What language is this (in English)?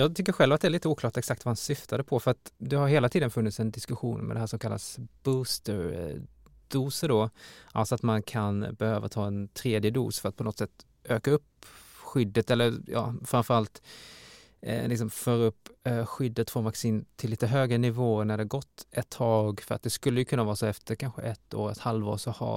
Swedish